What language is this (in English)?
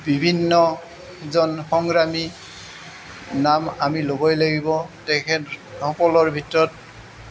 Assamese